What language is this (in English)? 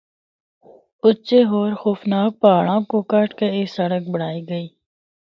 Northern Hindko